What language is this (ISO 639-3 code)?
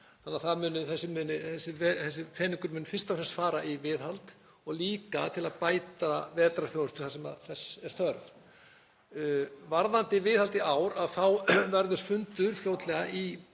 isl